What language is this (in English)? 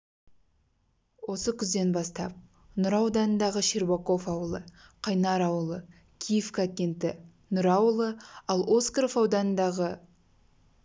Kazakh